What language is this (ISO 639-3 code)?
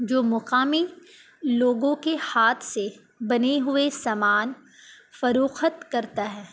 urd